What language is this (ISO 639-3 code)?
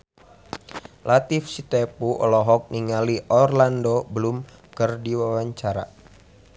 sun